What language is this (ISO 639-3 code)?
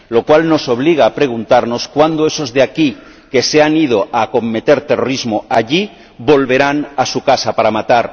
spa